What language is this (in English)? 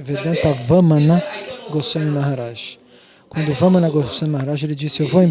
Portuguese